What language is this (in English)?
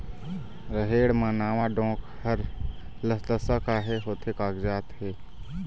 Chhattisgarhi